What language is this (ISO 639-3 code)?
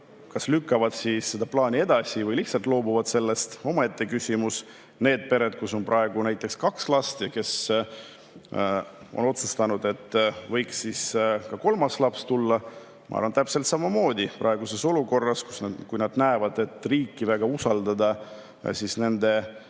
est